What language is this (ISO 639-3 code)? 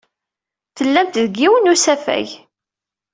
kab